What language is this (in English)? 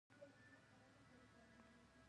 Pashto